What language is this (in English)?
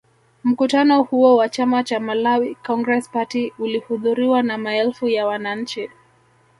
Swahili